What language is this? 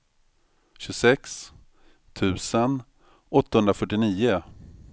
Swedish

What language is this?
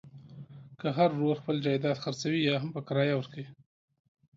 Pashto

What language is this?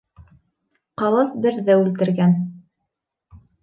Bashkir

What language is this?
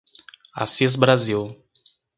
Portuguese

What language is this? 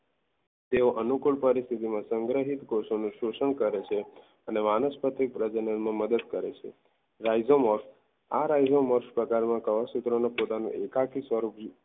Gujarati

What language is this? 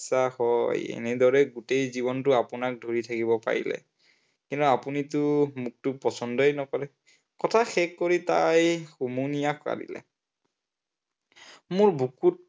Assamese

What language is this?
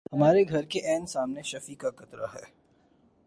Urdu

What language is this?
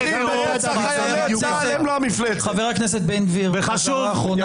Hebrew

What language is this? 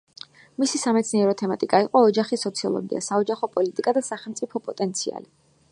Georgian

